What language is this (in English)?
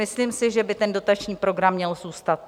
Czech